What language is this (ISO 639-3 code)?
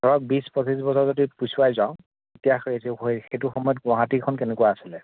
asm